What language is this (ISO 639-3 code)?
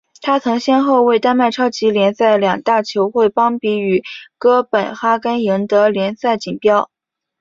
zho